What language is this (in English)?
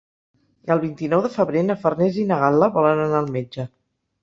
Catalan